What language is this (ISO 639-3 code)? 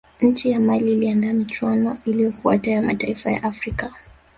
swa